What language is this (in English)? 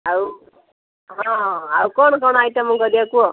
Odia